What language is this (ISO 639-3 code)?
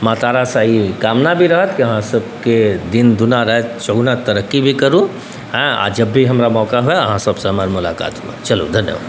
mai